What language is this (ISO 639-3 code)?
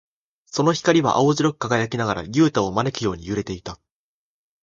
jpn